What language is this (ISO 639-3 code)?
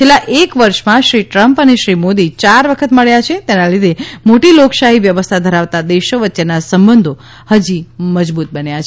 guj